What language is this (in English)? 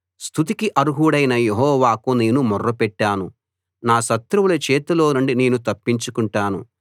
Telugu